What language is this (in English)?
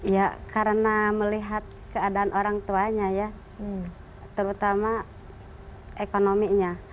Indonesian